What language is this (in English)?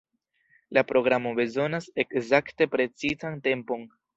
Esperanto